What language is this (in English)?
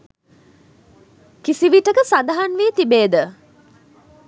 Sinhala